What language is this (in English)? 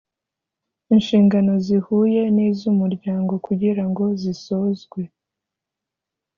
Kinyarwanda